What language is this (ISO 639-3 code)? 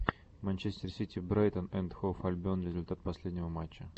rus